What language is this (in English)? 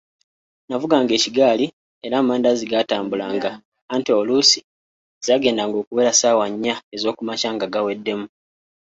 Ganda